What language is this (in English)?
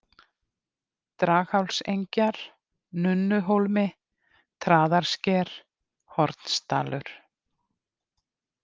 Icelandic